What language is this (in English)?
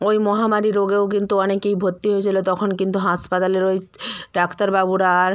Bangla